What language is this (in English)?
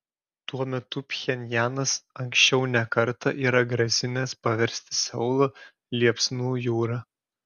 Lithuanian